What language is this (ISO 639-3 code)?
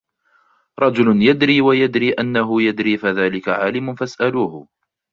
ara